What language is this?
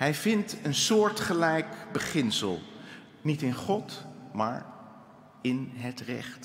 Dutch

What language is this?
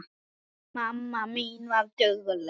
Icelandic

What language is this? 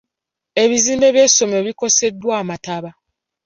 Ganda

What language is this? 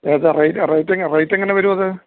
Malayalam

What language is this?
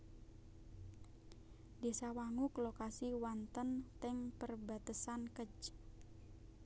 Javanese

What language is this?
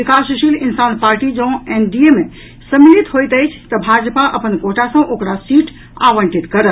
Maithili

